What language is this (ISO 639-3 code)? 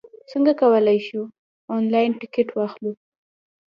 pus